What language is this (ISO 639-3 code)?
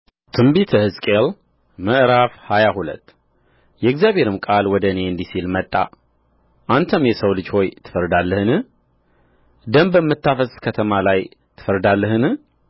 amh